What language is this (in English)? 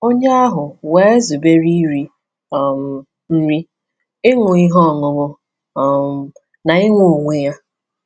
Igbo